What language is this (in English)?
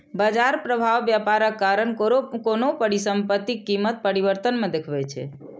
Maithili